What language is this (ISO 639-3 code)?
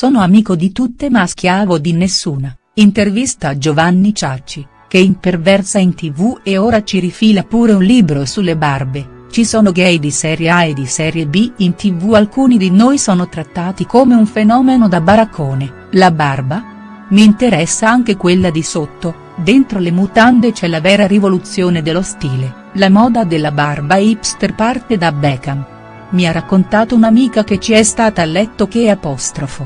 ita